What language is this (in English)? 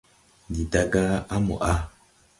Tupuri